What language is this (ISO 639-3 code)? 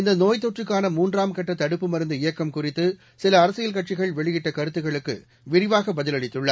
tam